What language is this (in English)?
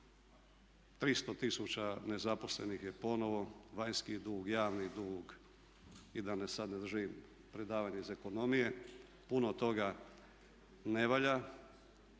Croatian